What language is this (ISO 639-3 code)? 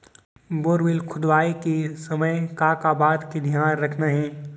hne